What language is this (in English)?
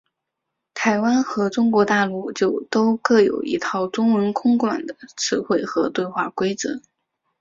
Chinese